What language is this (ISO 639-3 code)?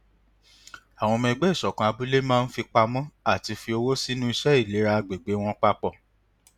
yor